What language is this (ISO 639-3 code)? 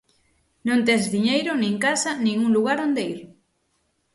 glg